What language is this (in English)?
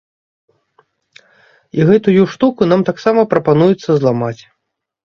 Belarusian